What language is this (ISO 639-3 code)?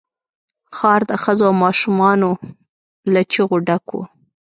pus